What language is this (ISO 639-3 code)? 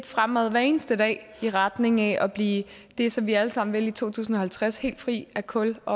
dan